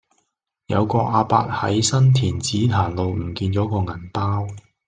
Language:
Cantonese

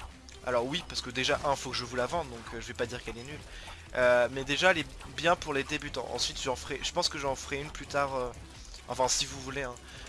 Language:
French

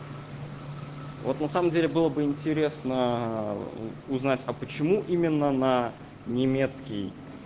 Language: Russian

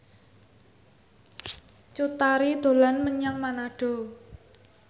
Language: Javanese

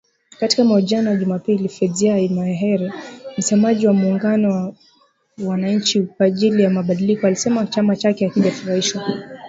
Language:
Swahili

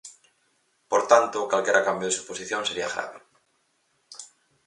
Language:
Galician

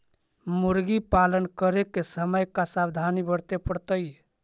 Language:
Magahi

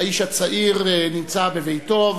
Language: Hebrew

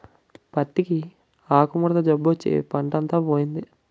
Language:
Telugu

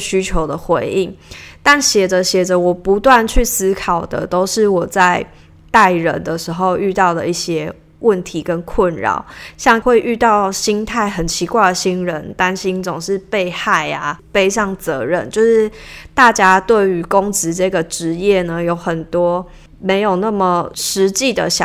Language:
Chinese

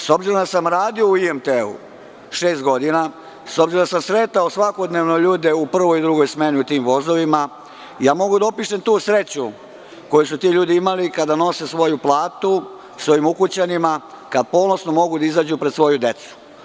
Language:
Serbian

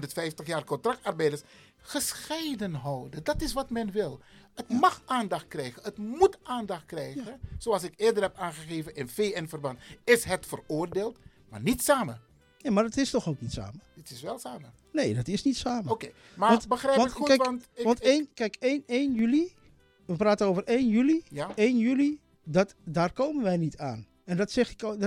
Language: Dutch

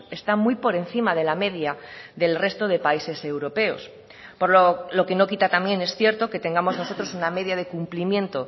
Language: Spanish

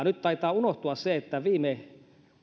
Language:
Finnish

